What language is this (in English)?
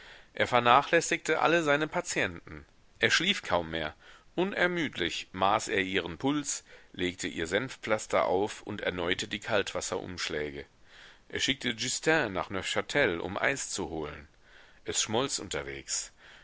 German